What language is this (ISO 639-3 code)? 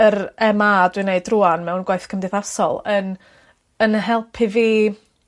cym